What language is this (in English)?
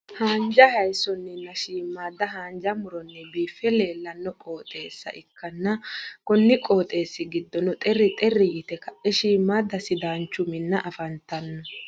Sidamo